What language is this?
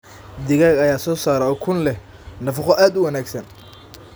Somali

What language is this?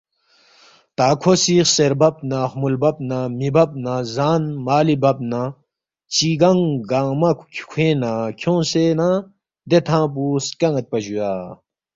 Balti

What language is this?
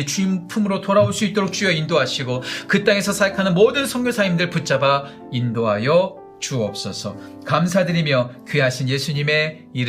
Korean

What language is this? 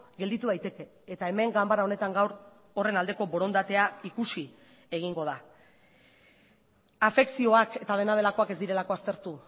Basque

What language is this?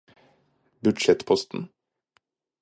Norwegian Bokmål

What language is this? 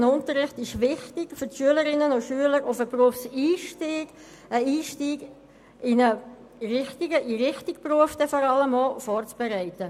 Swiss German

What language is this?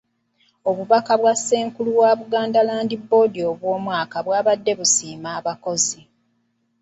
Ganda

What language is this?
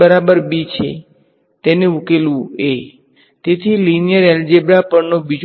Gujarati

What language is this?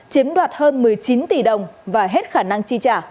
Vietnamese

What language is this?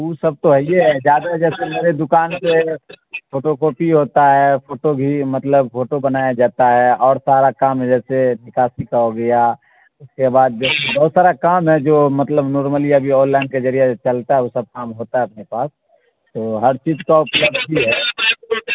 Urdu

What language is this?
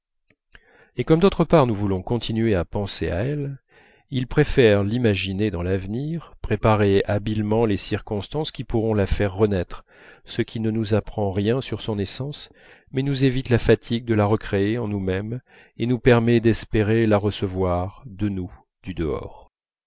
French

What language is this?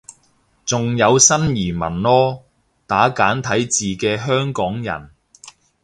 Cantonese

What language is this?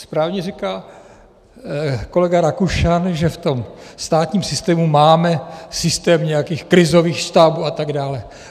Czech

